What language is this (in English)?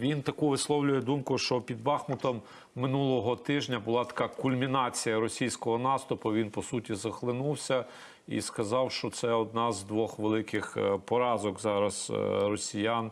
Ukrainian